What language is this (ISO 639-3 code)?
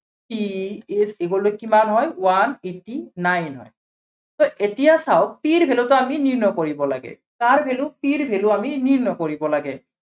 asm